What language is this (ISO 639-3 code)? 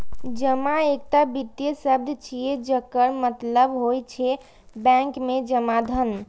mai